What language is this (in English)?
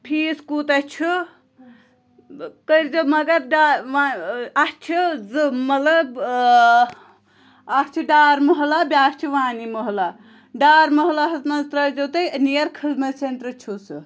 Kashmiri